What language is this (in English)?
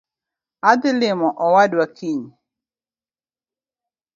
Luo (Kenya and Tanzania)